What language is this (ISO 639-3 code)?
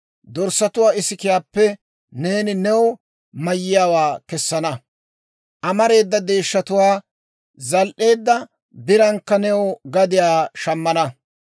dwr